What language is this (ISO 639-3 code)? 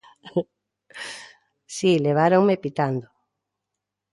glg